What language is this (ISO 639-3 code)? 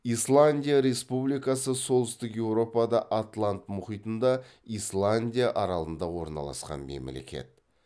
kaz